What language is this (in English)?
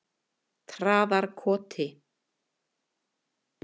Icelandic